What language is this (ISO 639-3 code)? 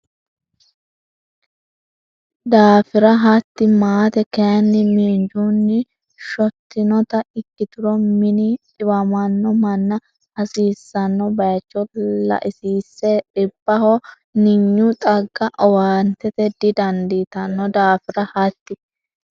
sid